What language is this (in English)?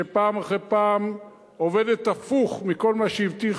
Hebrew